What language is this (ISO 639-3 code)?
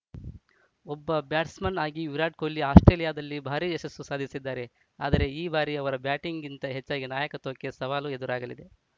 kan